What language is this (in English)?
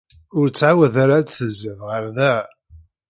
Kabyle